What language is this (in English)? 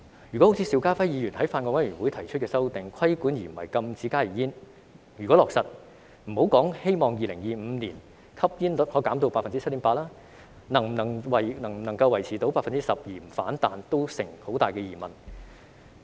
Cantonese